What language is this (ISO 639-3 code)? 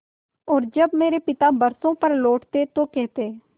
hin